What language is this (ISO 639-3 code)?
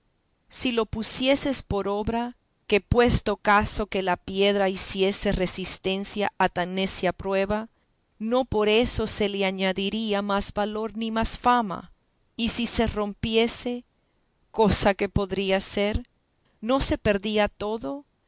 spa